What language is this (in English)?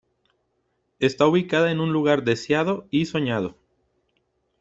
Spanish